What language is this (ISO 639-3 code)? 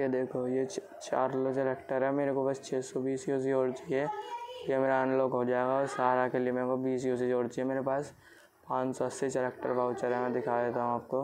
hin